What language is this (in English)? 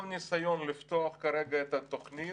Hebrew